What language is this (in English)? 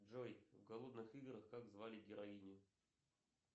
Russian